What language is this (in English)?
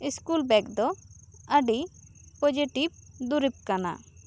Santali